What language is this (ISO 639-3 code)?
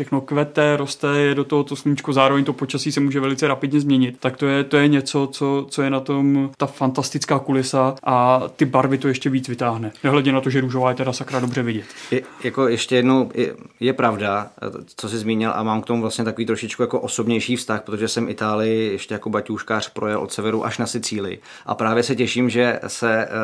ces